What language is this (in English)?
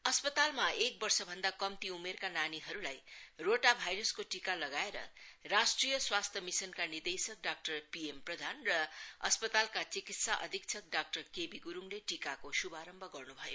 Nepali